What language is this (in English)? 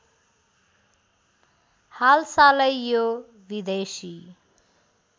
Nepali